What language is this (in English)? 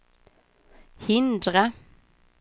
Swedish